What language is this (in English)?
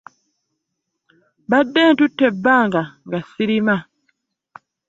Ganda